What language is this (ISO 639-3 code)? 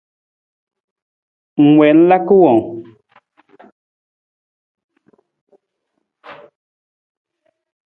nmz